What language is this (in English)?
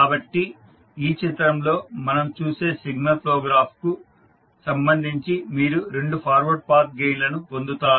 Telugu